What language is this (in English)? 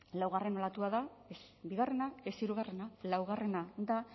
Basque